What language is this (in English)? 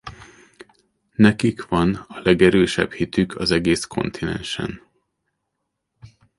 Hungarian